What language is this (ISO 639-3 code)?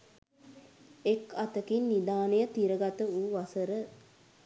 sin